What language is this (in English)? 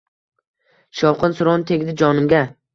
Uzbek